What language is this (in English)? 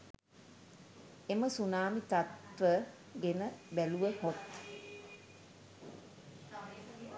Sinhala